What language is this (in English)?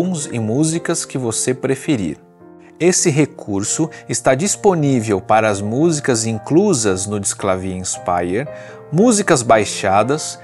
Portuguese